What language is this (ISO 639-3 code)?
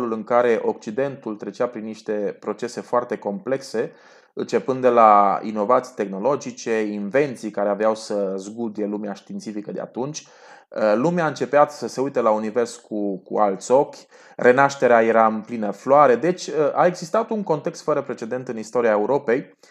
ron